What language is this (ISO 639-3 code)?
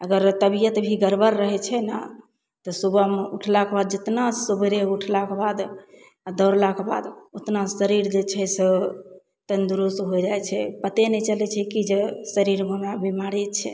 mai